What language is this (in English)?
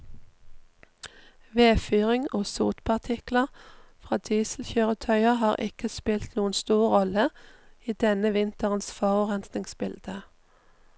Norwegian